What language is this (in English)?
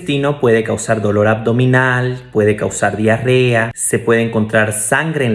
Spanish